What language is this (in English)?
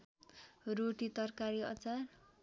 Nepali